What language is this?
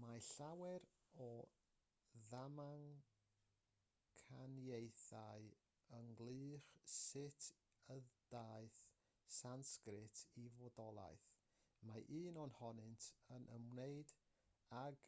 Welsh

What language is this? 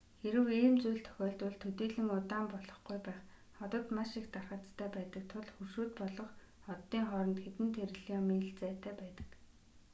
Mongolian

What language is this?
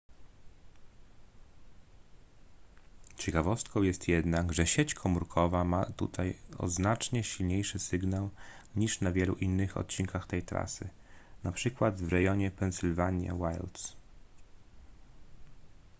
Polish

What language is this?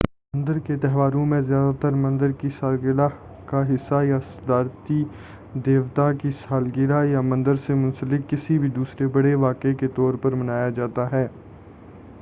Urdu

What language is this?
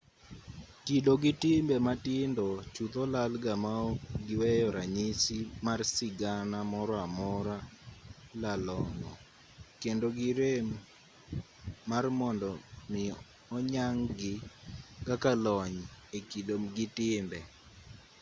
Luo (Kenya and Tanzania)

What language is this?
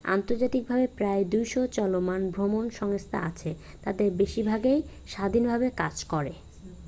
Bangla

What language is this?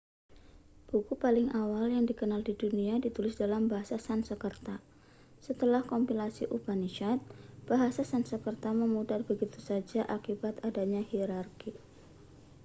Indonesian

